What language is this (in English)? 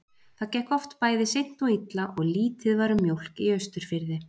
Icelandic